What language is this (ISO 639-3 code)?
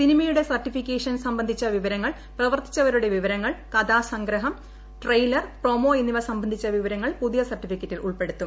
mal